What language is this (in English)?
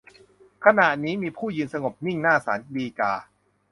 Thai